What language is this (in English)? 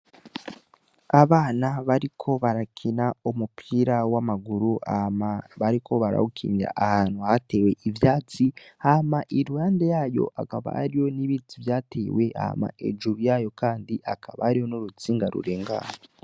Rundi